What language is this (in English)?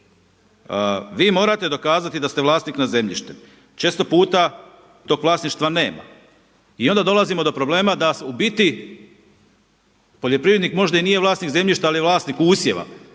Croatian